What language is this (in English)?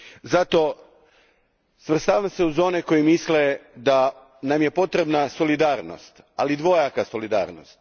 Croatian